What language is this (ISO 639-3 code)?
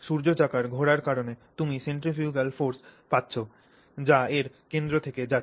ben